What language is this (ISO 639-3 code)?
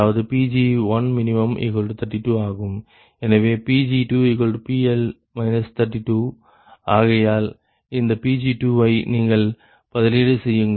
tam